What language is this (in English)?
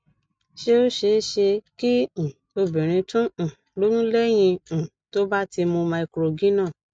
Yoruba